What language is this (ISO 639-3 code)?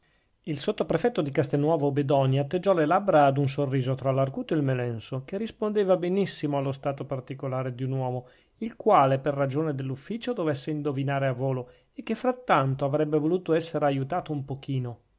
ita